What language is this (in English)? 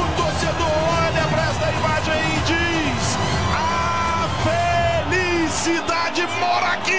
Portuguese